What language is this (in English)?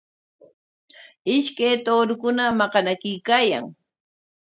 Corongo Ancash Quechua